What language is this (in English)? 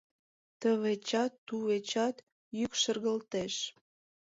Mari